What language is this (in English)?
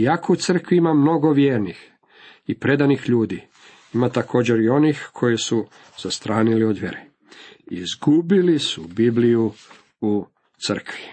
Croatian